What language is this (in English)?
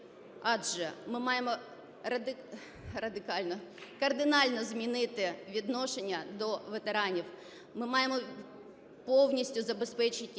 Ukrainian